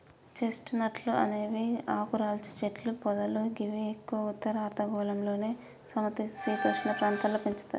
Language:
Telugu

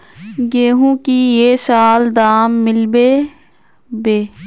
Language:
Magahi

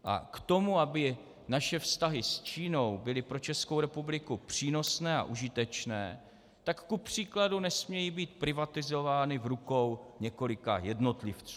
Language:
Czech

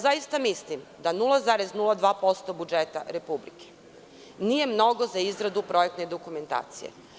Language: Serbian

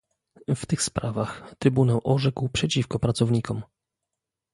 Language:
Polish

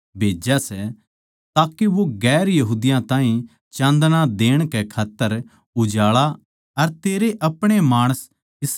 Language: Haryanvi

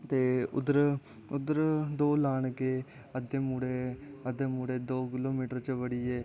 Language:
Dogri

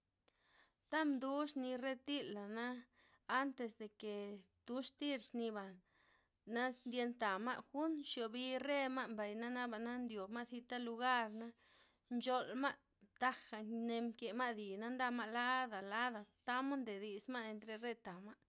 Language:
Loxicha Zapotec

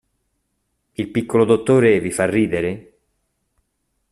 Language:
Italian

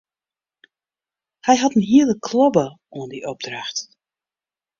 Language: Western Frisian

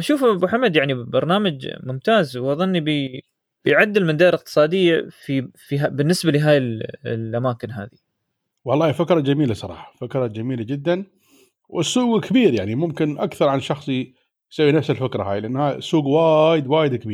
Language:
Arabic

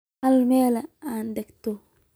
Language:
Somali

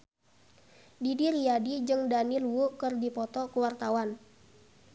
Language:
Sundanese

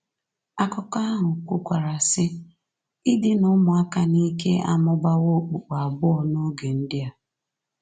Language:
Igbo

